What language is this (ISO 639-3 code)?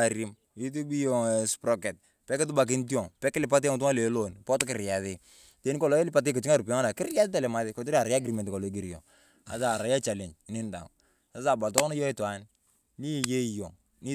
tuv